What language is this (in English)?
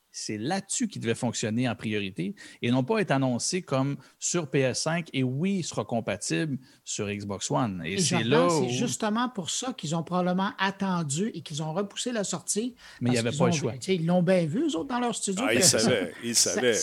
French